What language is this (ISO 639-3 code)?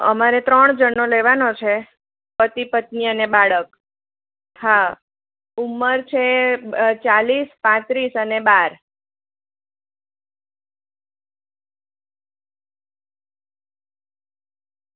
guj